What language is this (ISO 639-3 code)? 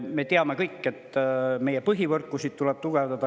est